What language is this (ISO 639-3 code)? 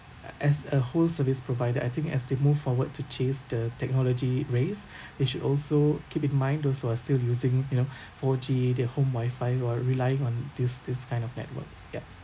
eng